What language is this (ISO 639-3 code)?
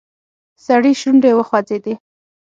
pus